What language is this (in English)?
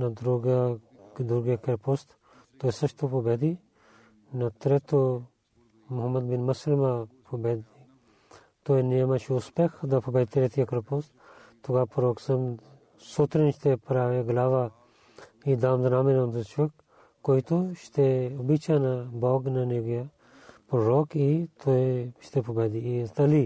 Bulgarian